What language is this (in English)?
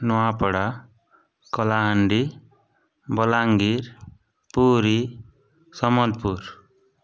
Odia